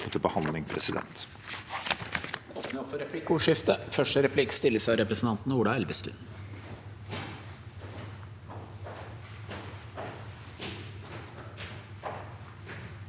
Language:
Norwegian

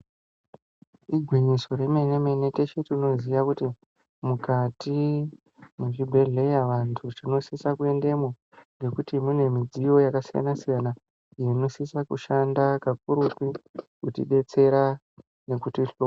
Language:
Ndau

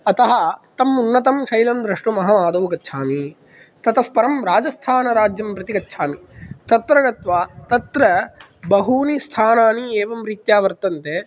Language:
Sanskrit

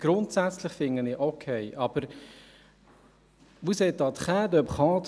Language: Swiss German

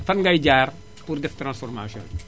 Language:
Wolof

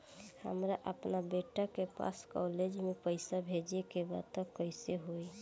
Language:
Bhojpuri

